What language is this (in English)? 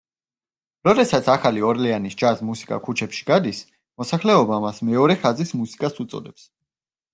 Georgian